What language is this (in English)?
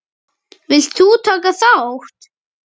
Icelandic